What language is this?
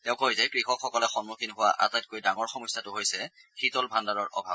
Assamese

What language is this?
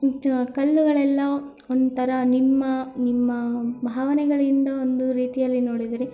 Kannada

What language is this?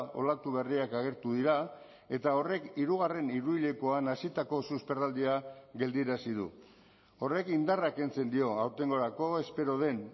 Basque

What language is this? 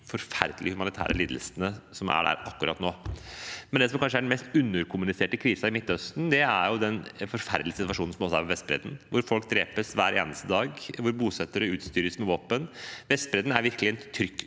Norwegian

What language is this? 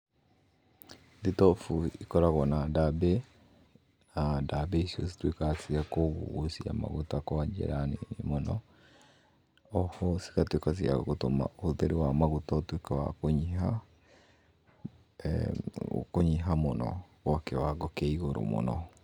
Kikuyu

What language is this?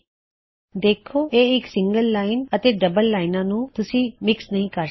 Punjabi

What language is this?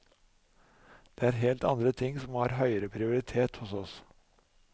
Norwegian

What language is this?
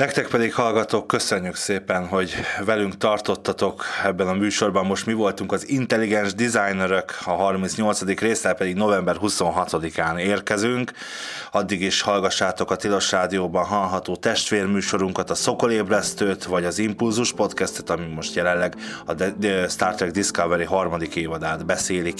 Hungarian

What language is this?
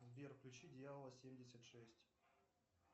Russian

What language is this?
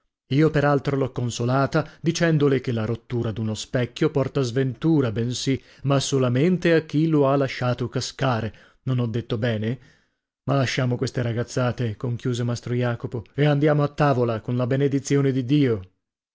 Italian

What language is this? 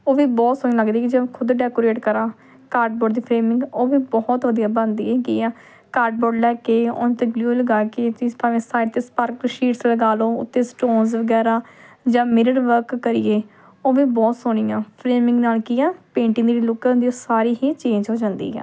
Punjabi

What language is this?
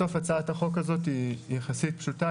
Hebrew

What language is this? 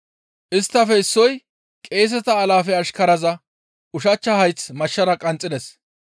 Gamo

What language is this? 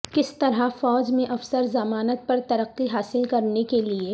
Urdu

